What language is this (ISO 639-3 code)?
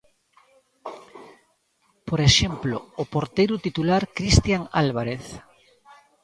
glg